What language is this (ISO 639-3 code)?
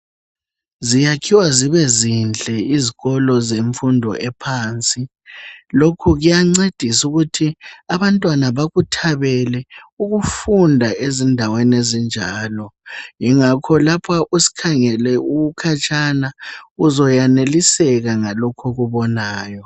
nde